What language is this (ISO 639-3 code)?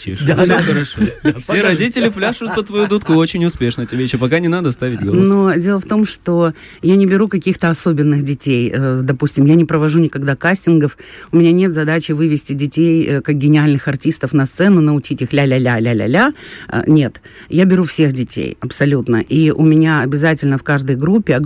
rus